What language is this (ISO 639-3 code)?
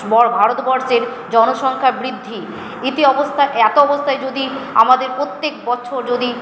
ben